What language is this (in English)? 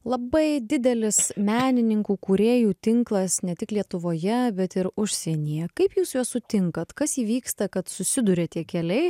Lithuanian